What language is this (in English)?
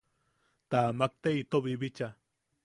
Yaqui